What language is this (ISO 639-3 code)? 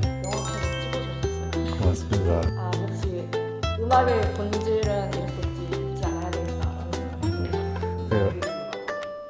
kor